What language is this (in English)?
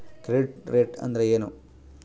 Kannada